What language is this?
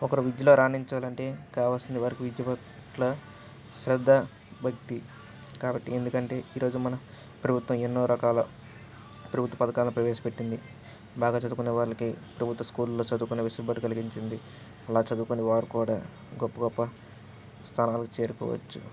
Telugu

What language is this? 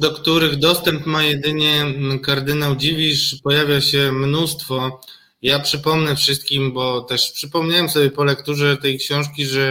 Polish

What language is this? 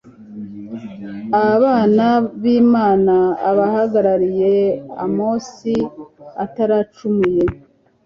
Kinyarwanda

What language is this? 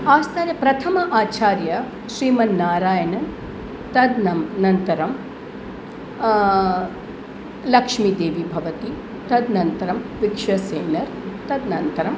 Sanskrit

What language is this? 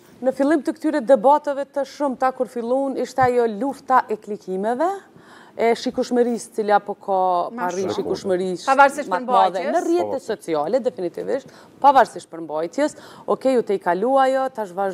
Romanian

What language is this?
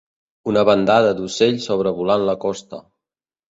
Catalan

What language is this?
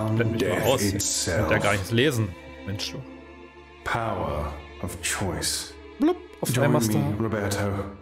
German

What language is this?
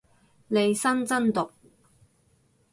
Cantonese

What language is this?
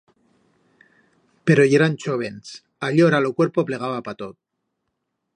Aragonese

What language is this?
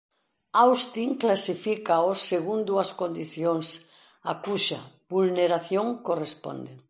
Galician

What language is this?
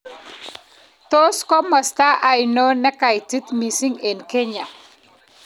Kalenjin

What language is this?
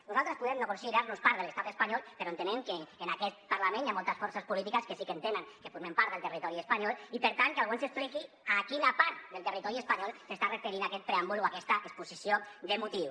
Catalan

